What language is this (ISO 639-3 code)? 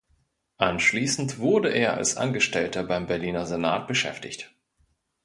deu